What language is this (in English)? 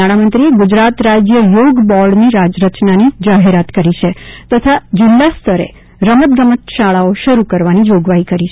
Gujarati